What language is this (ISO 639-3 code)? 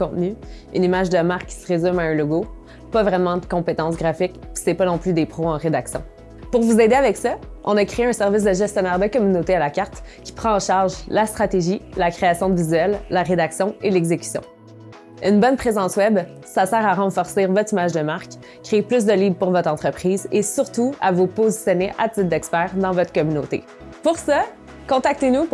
fra